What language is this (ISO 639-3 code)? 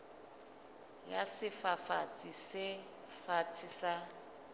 sot